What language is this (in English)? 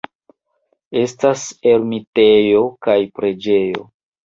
Esperanto